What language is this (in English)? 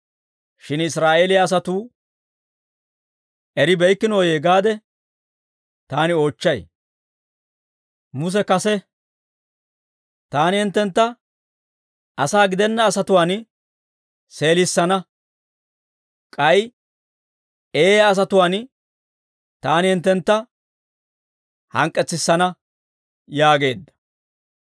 Dawro